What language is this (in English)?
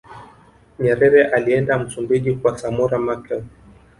Swahili